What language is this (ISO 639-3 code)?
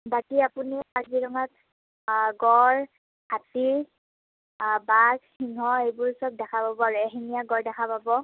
asm